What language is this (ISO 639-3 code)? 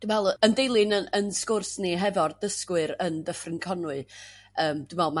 cym